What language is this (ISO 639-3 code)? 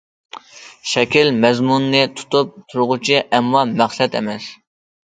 uig